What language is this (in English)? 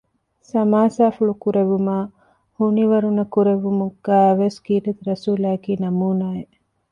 Divehi